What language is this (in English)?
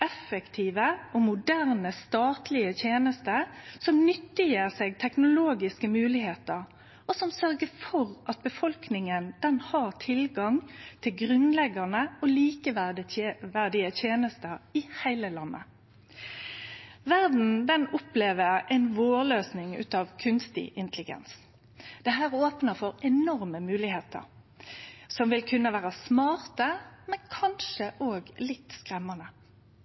Norwegian Nynorsk